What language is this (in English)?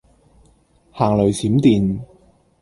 Cantonese